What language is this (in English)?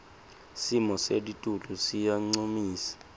Swati